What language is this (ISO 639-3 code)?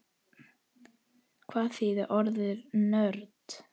isl